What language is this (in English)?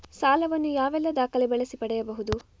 Kannada